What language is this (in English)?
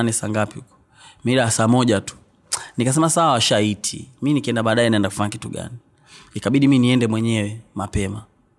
Swahili